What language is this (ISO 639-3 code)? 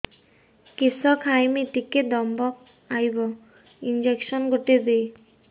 ori